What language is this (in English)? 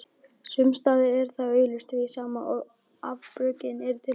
Icelandic